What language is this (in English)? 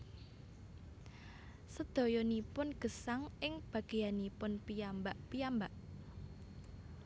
Javanese